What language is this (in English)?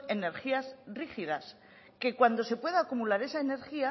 Spanish